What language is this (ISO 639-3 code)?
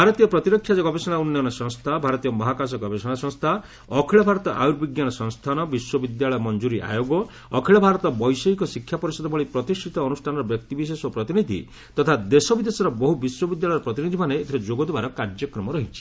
ori